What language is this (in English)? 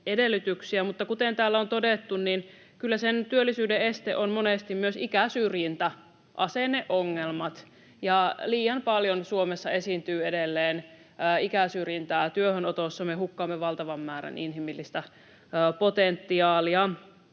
Finnish